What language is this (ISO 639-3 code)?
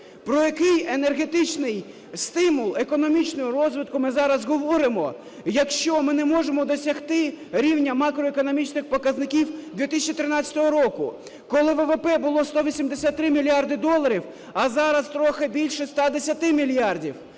ukr